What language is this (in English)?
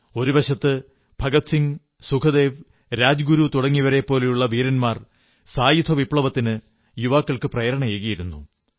Malayalam